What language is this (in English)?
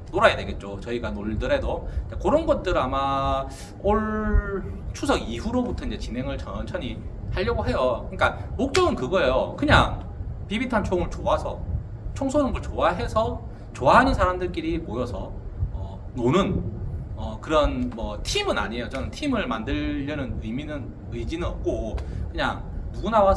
Korean